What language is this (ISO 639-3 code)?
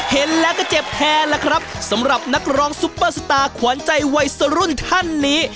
tha